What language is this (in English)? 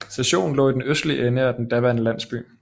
Danish